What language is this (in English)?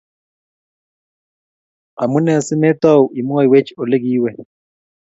Kalenjin